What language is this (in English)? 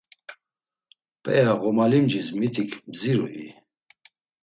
Laz